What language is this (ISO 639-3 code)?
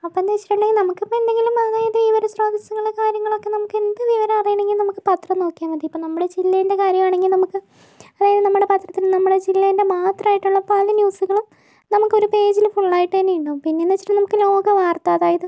mal